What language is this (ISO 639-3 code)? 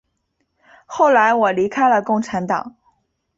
zho